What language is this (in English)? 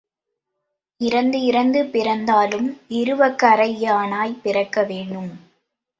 Tamil